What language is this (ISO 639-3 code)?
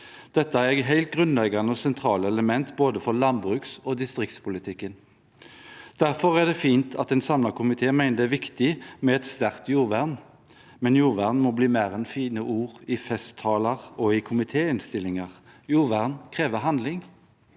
nor